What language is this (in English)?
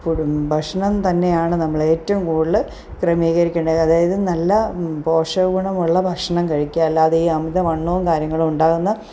Malayalam